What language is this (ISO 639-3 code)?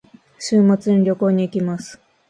jpn